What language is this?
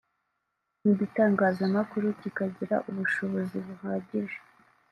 Kinyarwanda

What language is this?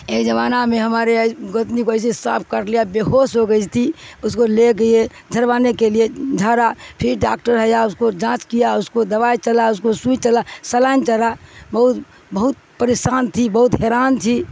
Urdu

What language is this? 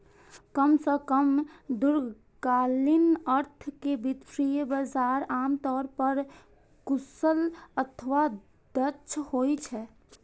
Maithili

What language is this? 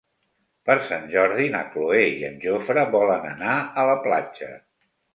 Catalan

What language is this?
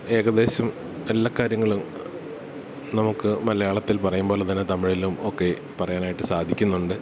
Malayalam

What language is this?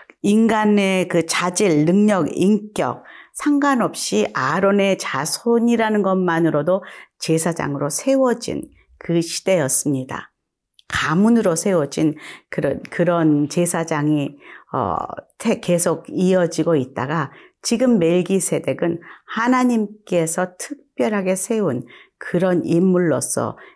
Korean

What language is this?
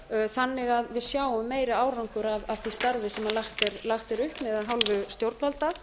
Icelandic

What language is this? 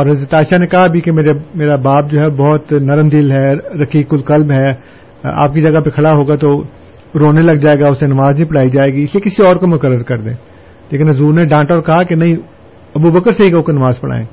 Urdu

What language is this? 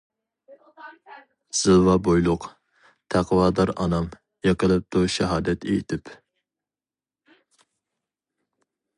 Uyghur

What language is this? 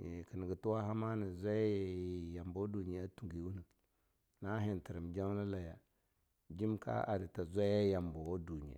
Longuda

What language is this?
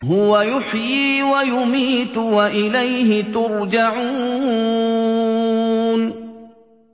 Arabic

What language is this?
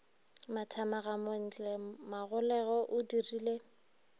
Northern Sotho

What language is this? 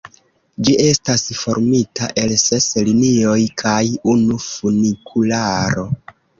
Esperanto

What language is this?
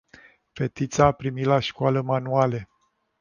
Romanian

